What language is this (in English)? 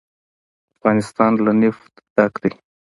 Pashto